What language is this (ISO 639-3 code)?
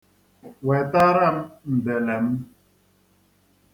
ibo